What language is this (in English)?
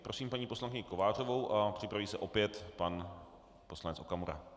Czech